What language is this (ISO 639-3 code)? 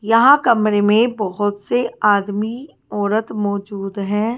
hin